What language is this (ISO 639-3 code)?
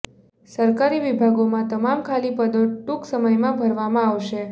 guj